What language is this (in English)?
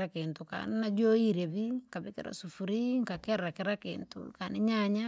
Langi